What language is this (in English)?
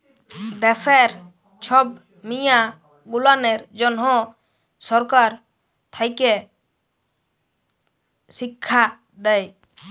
Bangla